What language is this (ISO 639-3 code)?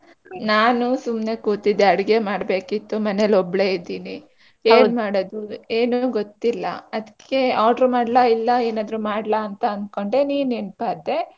kan